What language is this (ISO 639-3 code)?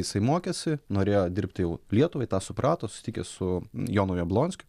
lit